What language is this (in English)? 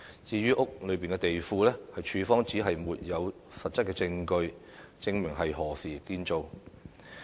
Cantonese